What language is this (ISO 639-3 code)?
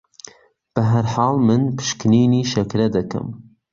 ckb